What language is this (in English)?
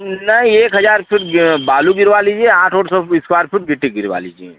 Hindi